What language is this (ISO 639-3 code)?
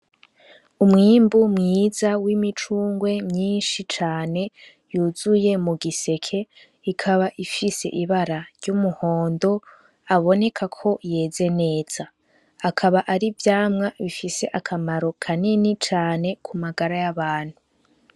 run